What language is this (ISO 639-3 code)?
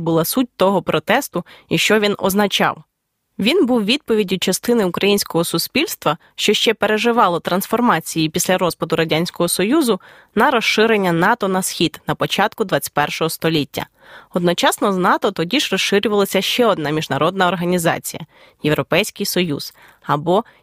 ukr